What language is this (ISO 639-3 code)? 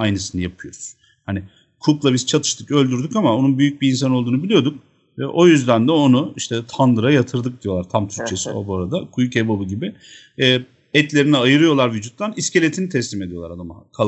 tur